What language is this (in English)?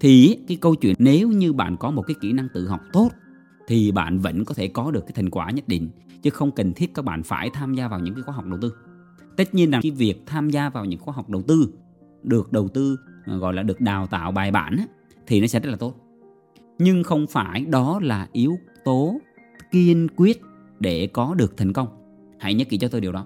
Vietnamese